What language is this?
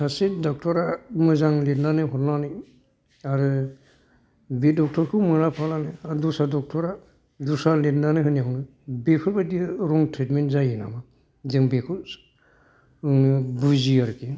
Bodo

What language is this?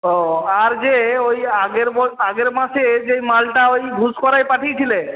Bangla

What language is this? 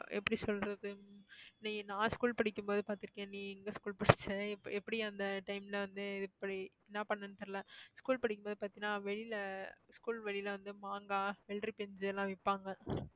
Tamil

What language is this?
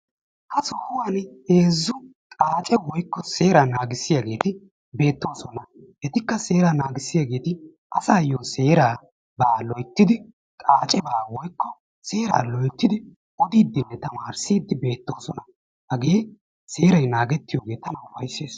Wolaytta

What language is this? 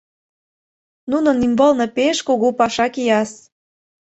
Mari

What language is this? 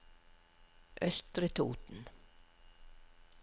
Norwegian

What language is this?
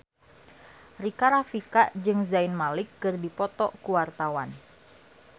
Sundanese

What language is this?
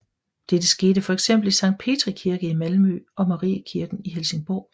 Danish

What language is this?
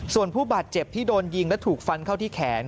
Thai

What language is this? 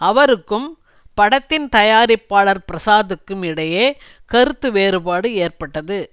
Tamil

